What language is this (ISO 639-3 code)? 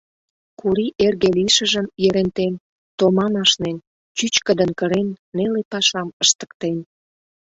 chm